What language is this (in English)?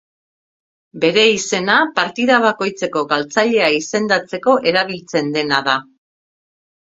Basque